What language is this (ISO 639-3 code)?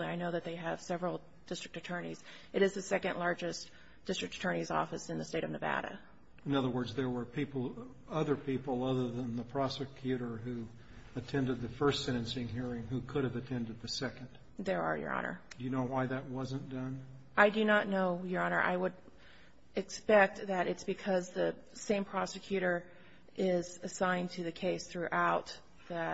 eng